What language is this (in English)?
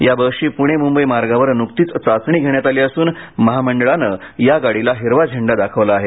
Marathi